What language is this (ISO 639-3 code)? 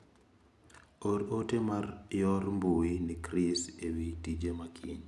luo